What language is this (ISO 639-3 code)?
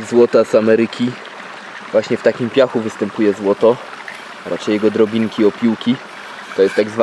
pol